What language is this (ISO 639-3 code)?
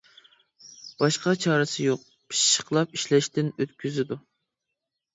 uig